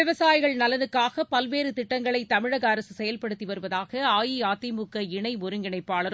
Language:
Tamil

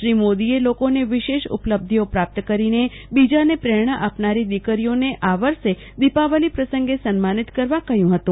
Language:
Gujarati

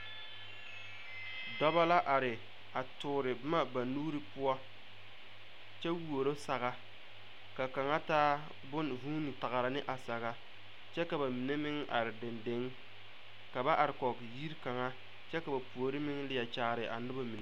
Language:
Southern Dagaare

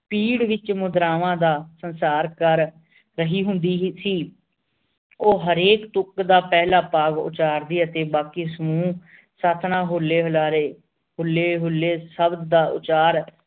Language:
Punjabi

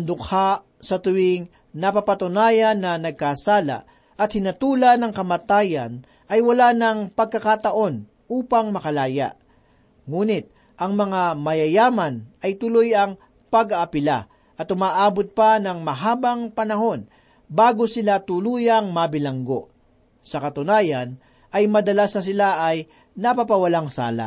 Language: Filipino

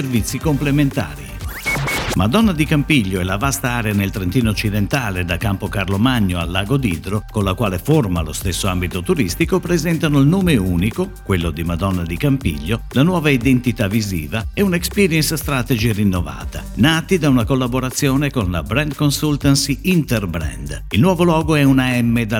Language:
Italian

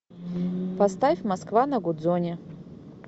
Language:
Russian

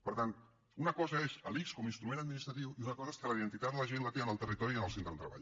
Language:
Catalan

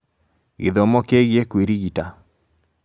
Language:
Kikuyu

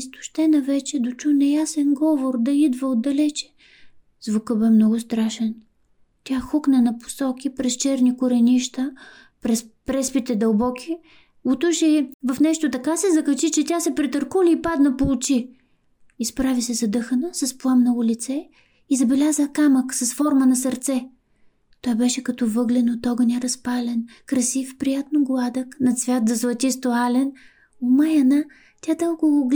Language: Bulgarian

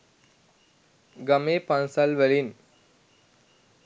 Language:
Sinhala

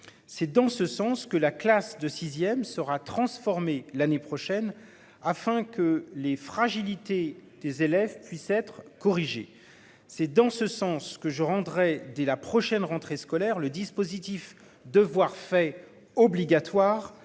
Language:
French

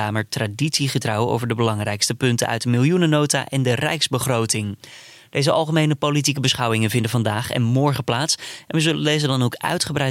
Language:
Dutch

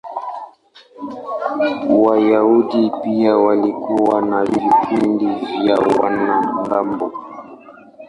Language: Swahili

